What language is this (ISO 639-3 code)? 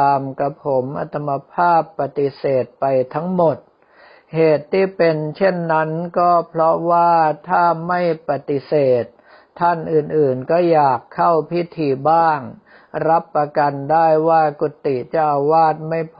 tha